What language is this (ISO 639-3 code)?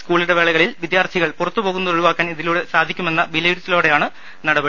mal